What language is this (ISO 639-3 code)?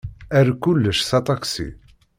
kab